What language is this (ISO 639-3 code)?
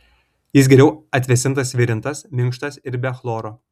lit